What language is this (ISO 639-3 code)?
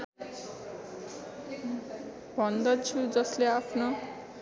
nep